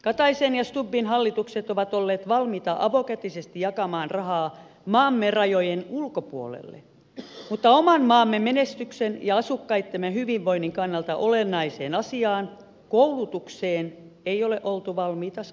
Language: Finnish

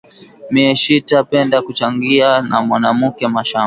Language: Swahili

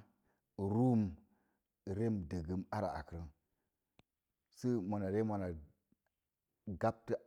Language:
Mom Jango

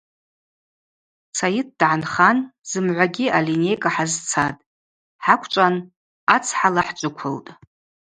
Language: Abaza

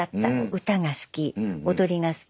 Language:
Japanese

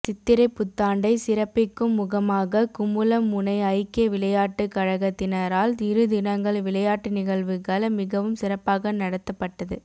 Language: Tamil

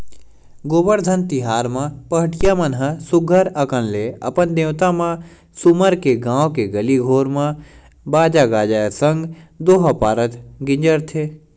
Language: Chhattisgarhi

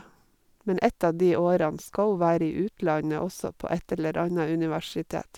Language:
Norwegian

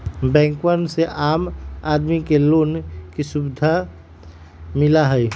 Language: Magahi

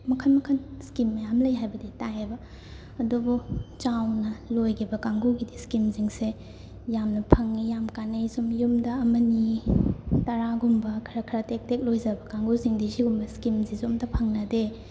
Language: Manipuri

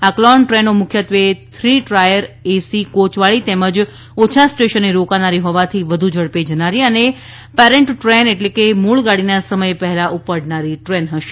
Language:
Gujarati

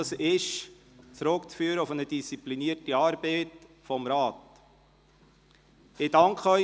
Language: Swiss German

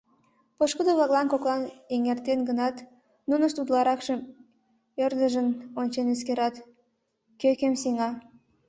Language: Mari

